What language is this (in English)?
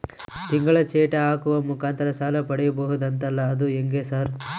Kannada